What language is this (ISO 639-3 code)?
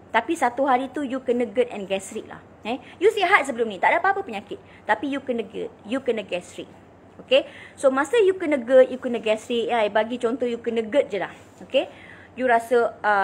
msa